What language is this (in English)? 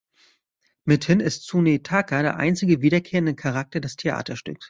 German